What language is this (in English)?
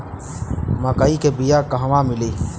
Bhojpuri